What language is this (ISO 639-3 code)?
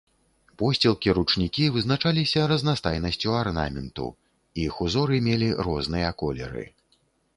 bel